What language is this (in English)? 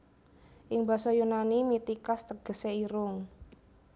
Javanese